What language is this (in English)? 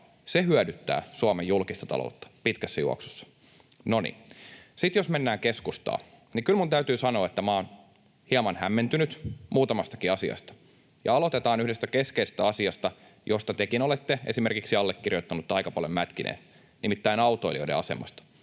Finnish